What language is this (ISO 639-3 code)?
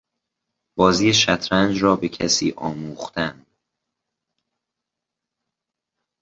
fas